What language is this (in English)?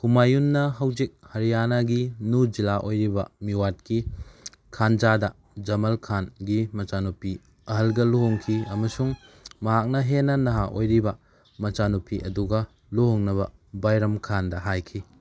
Manipuri